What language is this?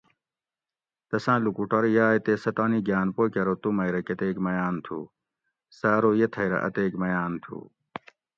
Gawri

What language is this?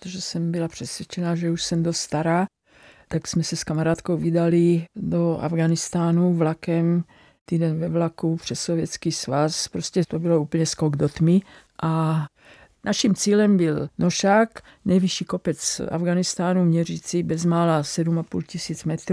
Czech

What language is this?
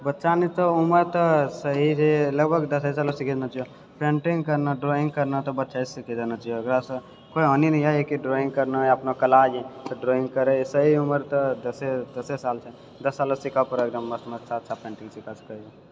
Maithili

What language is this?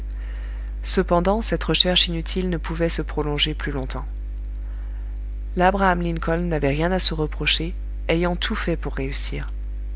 French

